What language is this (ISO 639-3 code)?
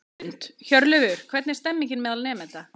isl